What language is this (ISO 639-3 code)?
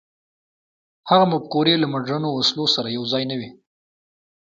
pus